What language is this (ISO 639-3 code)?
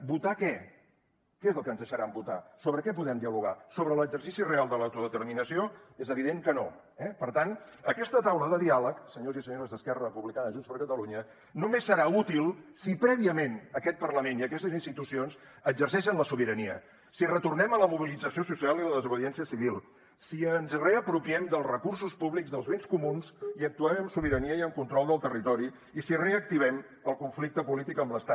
cat